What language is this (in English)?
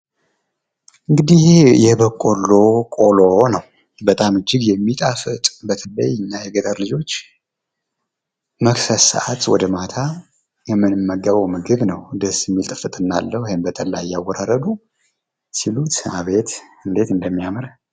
Amharic